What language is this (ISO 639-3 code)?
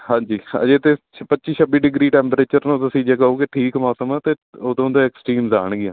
pan